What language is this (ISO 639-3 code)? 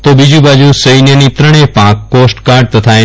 guj